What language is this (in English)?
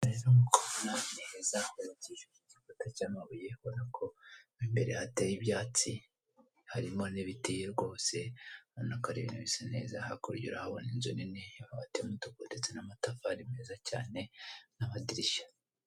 Kinyarwanda